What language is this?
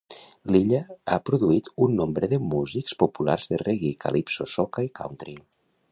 Catalan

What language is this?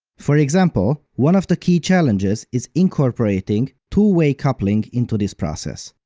English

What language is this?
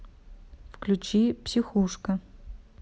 Russian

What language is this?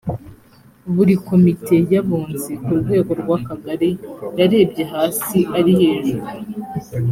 Kinyarwanda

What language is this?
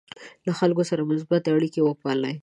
Pashto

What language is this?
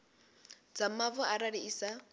Venda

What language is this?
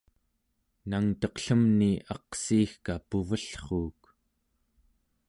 Central Yupik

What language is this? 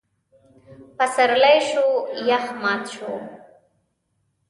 Pashto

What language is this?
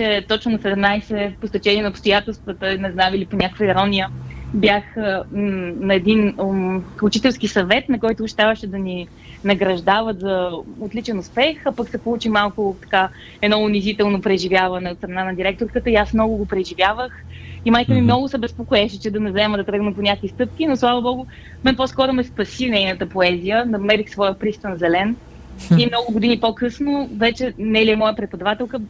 Bulgarian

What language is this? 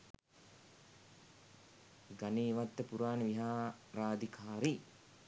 Sinhala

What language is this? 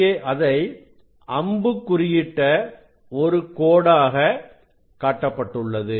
Tamil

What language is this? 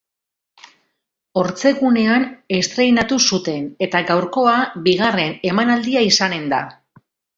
Basque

